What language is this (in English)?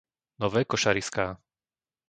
Slovak